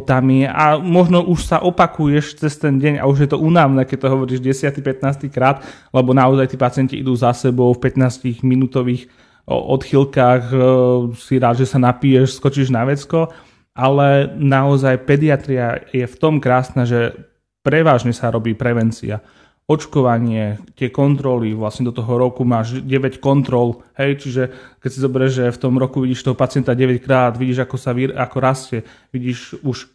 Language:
Slovak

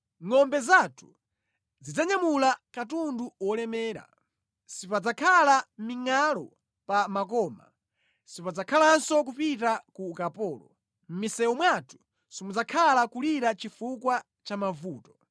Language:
Nyanja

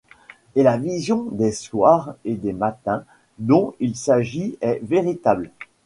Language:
French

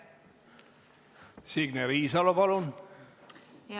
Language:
Estonian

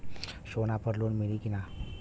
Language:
Bhojpuri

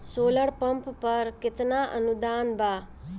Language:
Bhojpuri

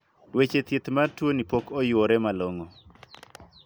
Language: Luo (Kenya and Tanzania)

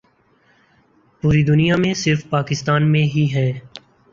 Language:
Urdu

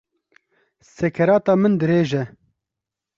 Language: Kurdish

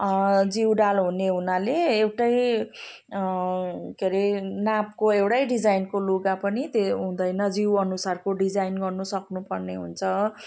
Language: Nepali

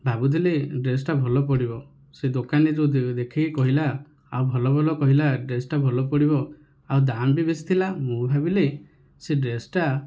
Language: Odia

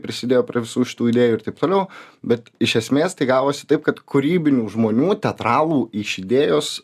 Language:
Lithuanian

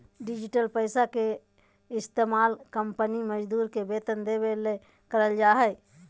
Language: Magahi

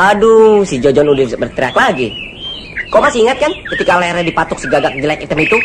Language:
Indonesian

